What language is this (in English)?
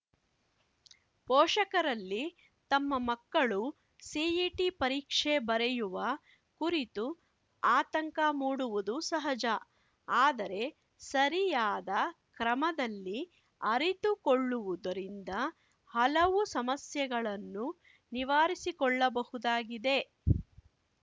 Kannada